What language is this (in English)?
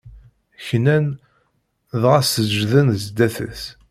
Kabyle